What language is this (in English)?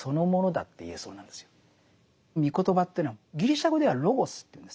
Japanese